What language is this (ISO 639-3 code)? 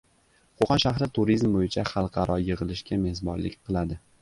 uzb